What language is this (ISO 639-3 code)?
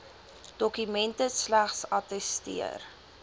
afr